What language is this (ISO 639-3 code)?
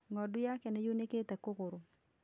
kik